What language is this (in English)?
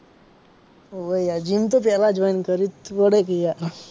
Gujarati